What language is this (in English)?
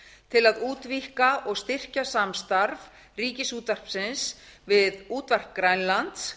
Icelandic